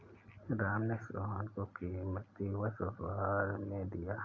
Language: Hindi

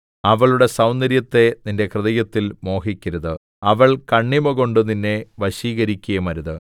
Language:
Malayalam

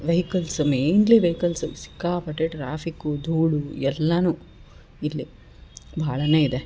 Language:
Kannada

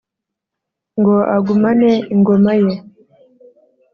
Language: Kinyarwanda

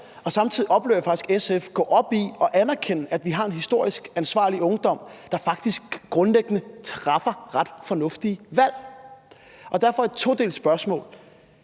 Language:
Danish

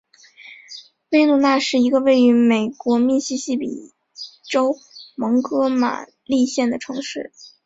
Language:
Chinese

